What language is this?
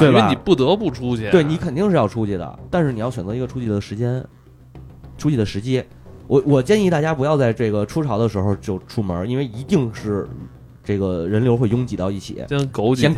Chinese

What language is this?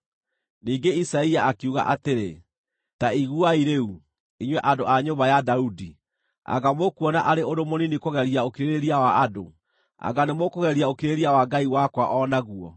Kikuyu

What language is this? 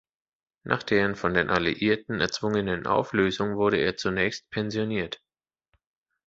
German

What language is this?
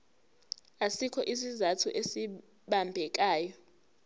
Zulu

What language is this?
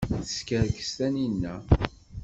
Kabyle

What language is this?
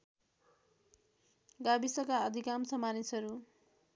Nepali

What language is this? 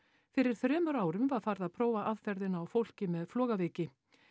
Icelandic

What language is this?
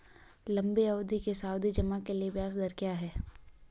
Hindi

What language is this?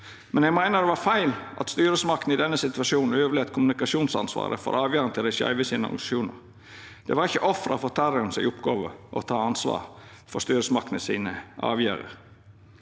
Norwegian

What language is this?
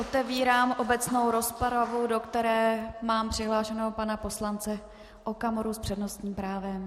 Czech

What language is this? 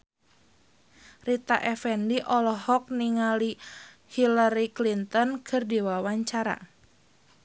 Sundanese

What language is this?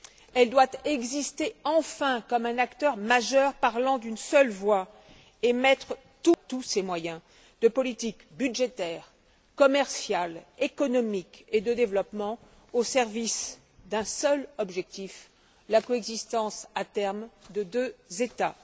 French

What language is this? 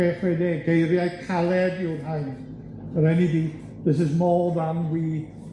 Welsh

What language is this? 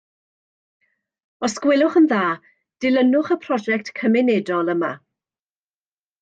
Welsh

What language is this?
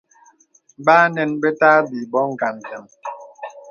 Bebele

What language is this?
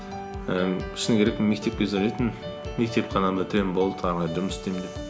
Kazakh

